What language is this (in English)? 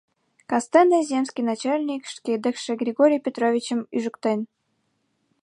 Mari